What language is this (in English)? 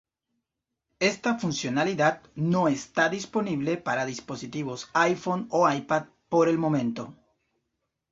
Spanish